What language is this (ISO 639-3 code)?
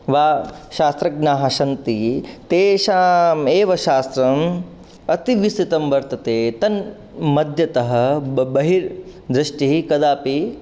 san